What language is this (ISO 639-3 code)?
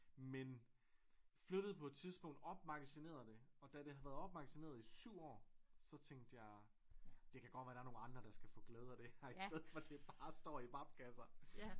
dan